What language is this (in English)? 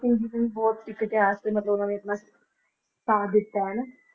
Punjabi